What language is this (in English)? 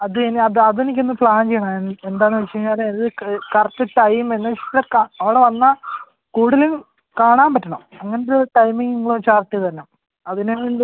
Malayalam